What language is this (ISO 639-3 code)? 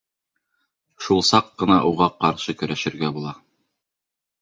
bak